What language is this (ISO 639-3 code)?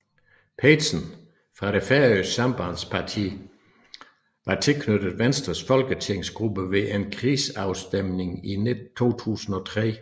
dan